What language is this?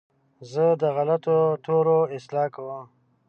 Pashto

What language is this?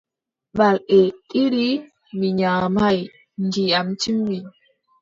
Adamawa Fulfulde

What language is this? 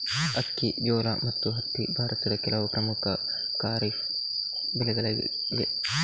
Kannada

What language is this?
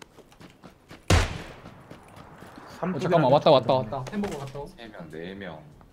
Korean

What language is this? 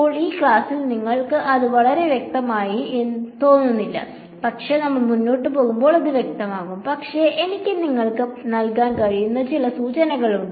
Malayalam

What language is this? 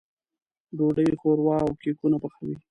Pashto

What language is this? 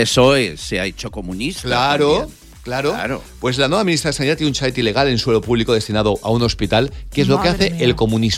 Spanish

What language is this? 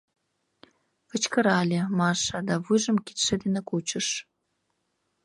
Mari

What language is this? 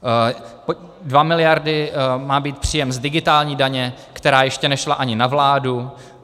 Czech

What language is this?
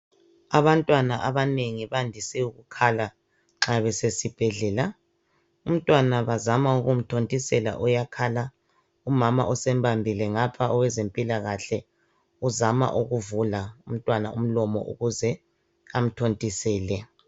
North Ndebele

